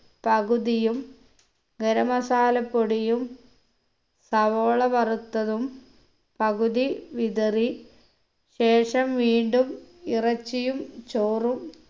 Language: Malayalam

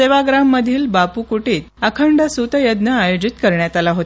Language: Marathi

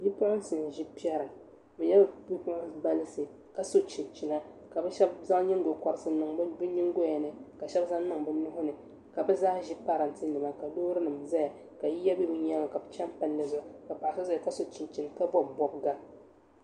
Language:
Dagbani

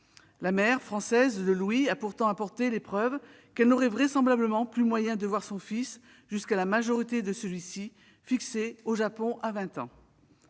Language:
French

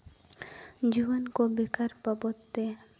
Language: Santali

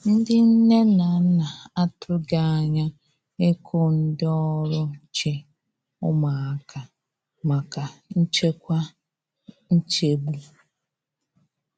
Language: Igbo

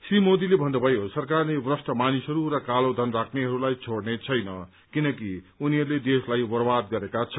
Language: Nepali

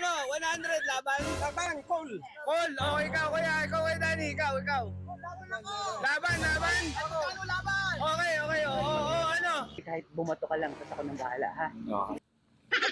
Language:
Filipino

